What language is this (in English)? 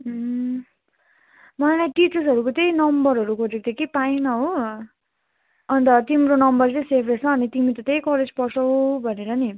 Nepali